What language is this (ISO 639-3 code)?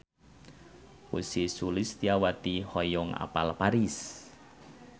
sun